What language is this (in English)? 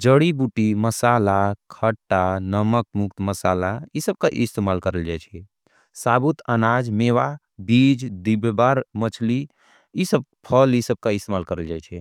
Angika